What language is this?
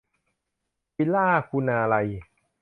Thai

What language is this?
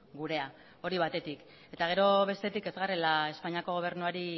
Basque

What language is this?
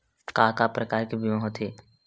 Chhattisgarhi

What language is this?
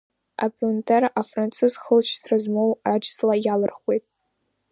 Abkhazian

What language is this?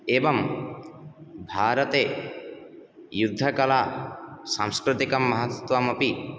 Sanskrit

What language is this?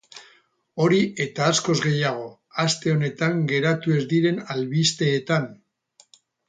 Basque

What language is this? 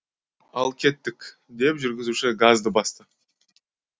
Kazakh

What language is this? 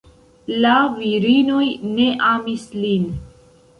Esperanto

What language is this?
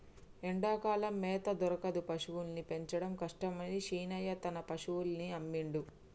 Telugu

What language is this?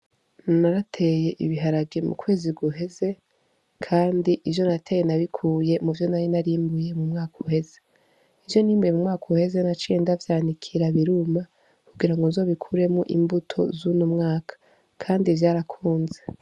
Rundi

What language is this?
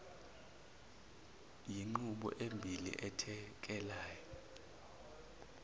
Zulu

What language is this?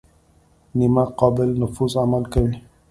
Pashto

